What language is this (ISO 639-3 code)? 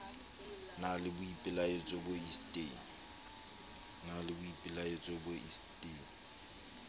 sot